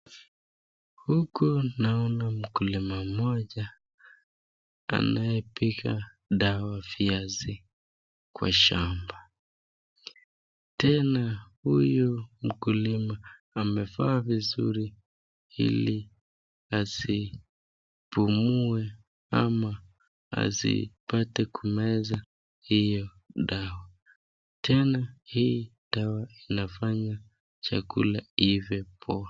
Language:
Swahili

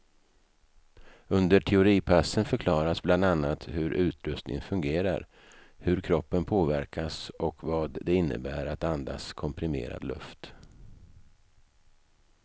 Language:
Swedish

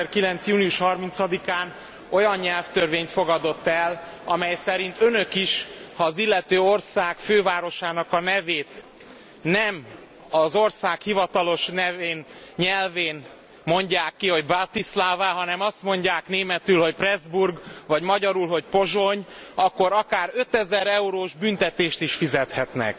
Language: Hungarian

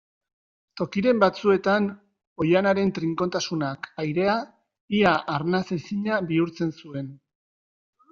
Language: Basque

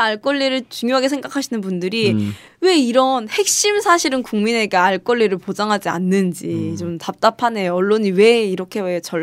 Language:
Korean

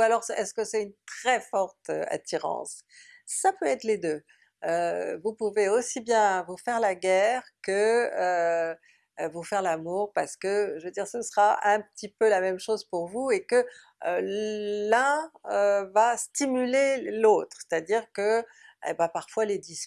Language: French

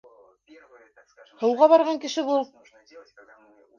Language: Bashkir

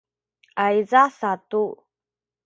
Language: Sakizaya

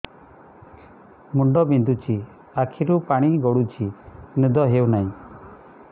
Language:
Odia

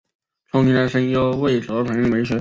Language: Chinese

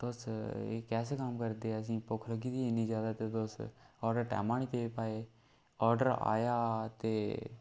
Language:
Dogri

